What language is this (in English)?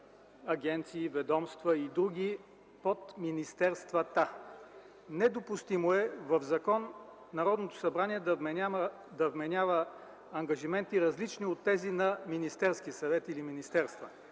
Bulgarian